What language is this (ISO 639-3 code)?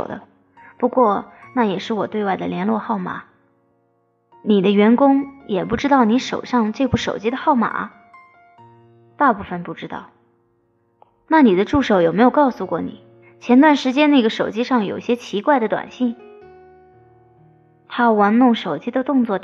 zho